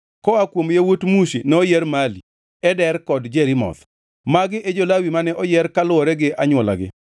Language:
Luo (Kenya and Tanzania)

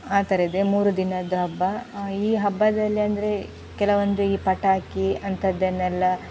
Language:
Kannada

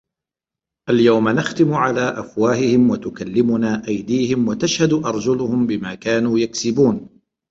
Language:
Arabic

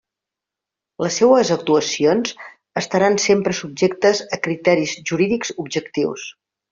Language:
Catalan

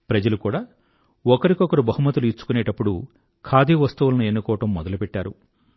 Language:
Telugu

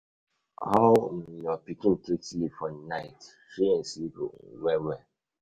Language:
Nigerian Pidgin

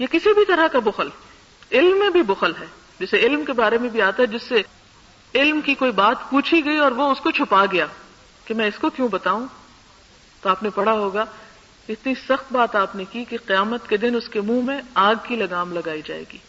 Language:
Urdu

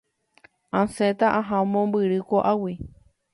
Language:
Guarani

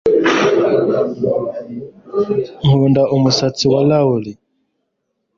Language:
Kinyarwanda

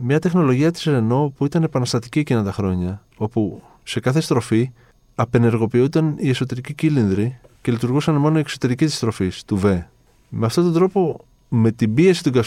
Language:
Greek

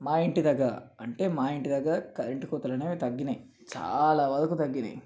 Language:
Telugu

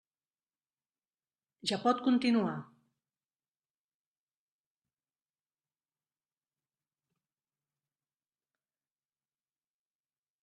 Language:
Catalan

